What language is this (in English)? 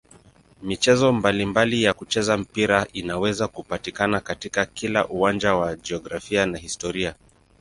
Swahili